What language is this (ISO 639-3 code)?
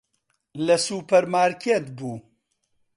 ckb